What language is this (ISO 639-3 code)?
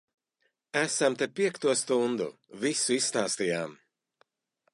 lav